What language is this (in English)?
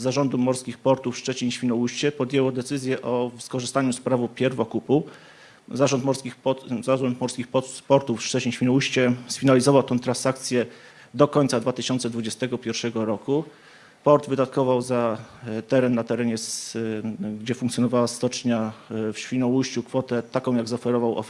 Polish